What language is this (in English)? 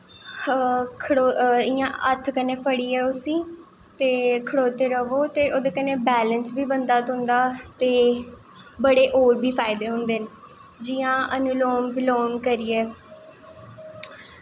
Dogri